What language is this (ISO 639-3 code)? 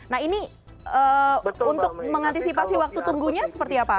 ind